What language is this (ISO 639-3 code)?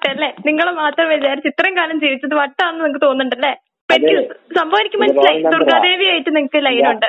mal